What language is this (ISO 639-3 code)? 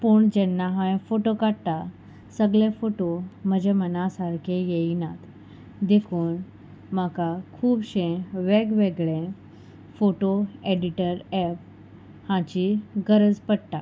kok